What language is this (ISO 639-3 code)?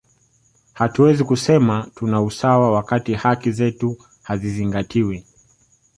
swa